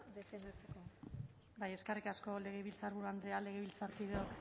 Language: Basque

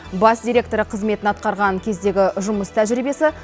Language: Kazakh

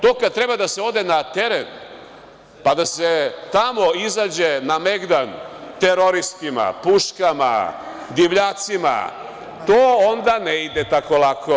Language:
Serbian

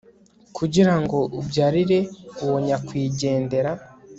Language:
Kinyarwanda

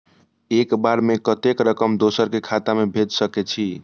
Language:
Maithili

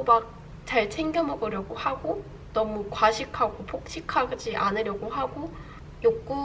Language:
Korean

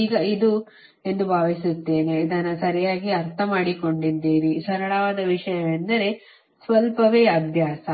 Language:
Kannada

